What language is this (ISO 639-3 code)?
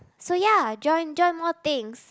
eng